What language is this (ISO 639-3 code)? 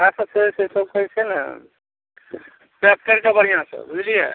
mai